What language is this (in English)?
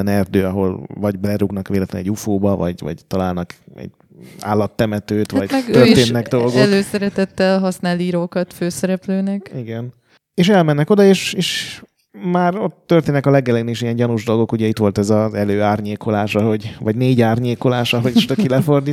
Hungarian